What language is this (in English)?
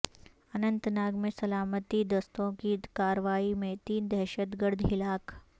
Urdu